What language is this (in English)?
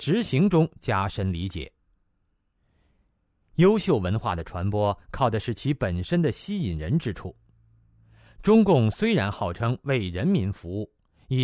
Chinese